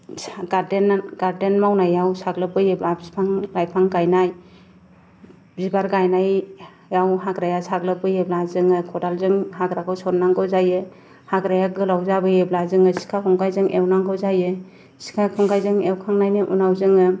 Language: Bodo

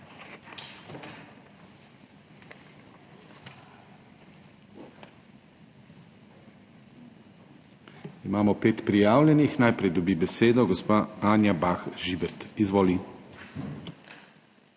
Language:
Slovenian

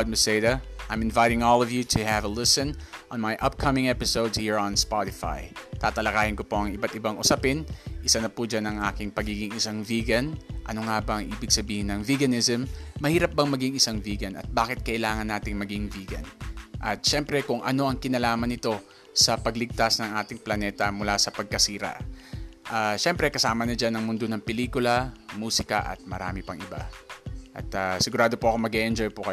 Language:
Filipino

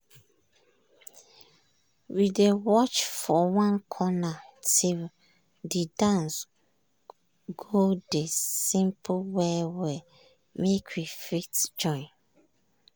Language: Nigerian Pidgin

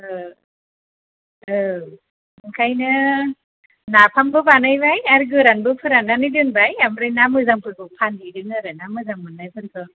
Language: Bodo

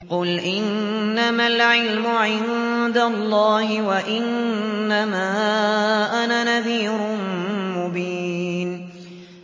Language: Arabic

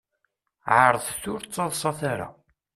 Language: Kabyle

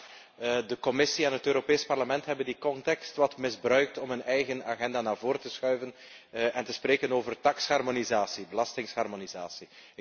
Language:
Dutch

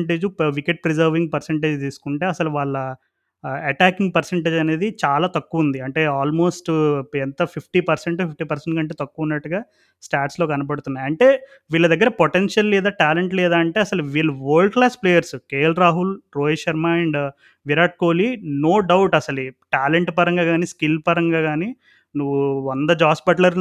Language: Telugu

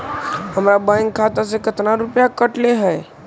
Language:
Magahi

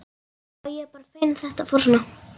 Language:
Icelandic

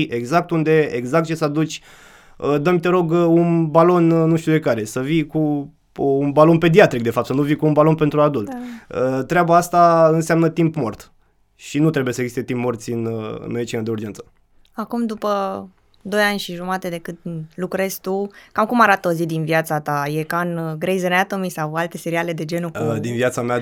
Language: Romanian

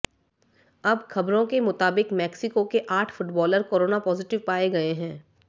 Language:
Hindi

